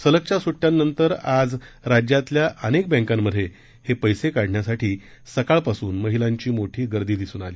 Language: Marathi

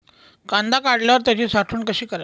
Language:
Marathi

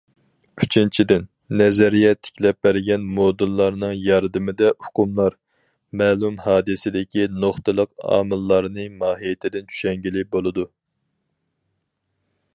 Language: Uyghur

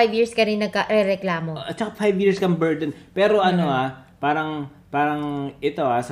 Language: Filipino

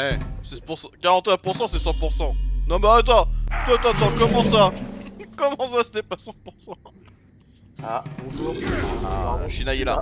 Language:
French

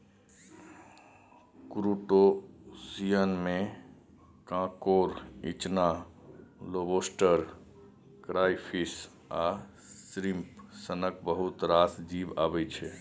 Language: Maithili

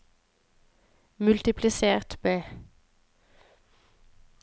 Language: Norwegian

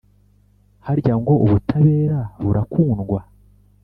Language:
Kinyarwanda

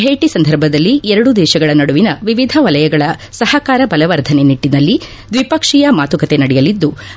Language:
Kannada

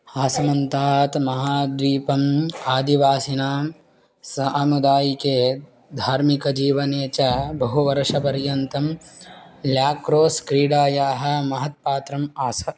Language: Sanskrit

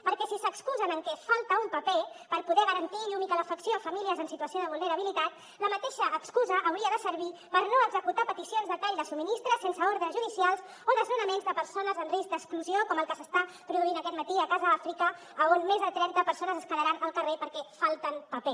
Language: Catalan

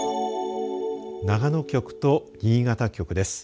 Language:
Japanese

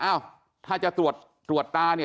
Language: Thai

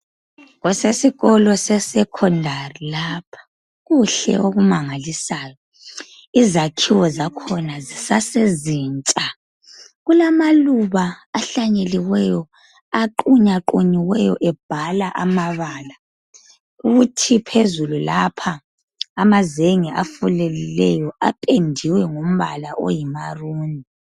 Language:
North Ndebele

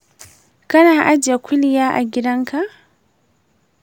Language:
Hausa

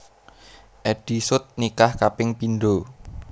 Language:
Javanese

